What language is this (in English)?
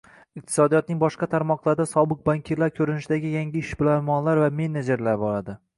Uzbek